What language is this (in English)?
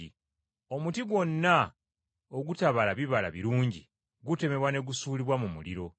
Ganda